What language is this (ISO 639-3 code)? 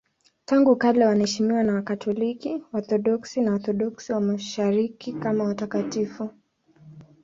swa